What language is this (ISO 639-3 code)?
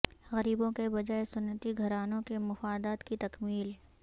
urd